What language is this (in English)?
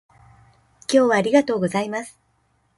Japanese